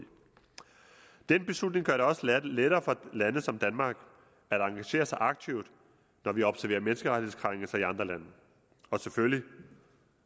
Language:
Danish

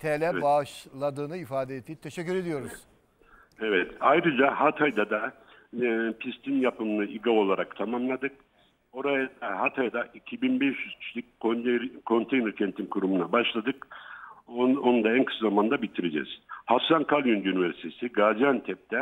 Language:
Turkish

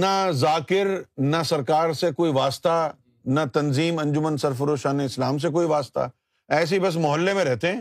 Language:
Urdu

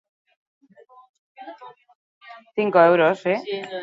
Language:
Basque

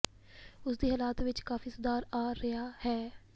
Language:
Punjabi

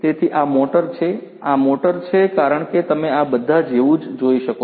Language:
Gujarati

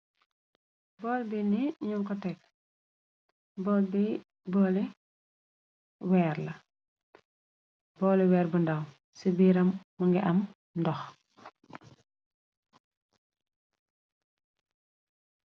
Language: Wolof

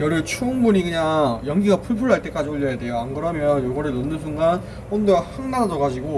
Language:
Korean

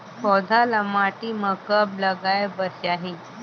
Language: Chhattisgarhi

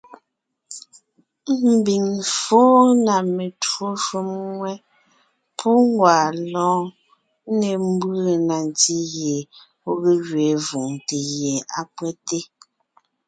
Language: Ngiemboon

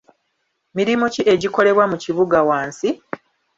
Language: Ganda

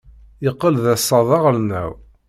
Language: Kabyle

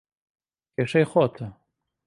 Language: Central Kurdish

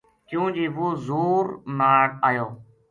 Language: Gujari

